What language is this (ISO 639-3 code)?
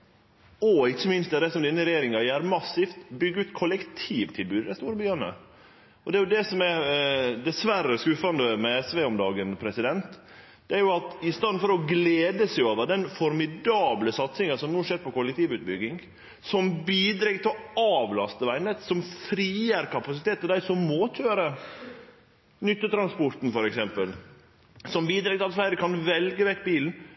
nno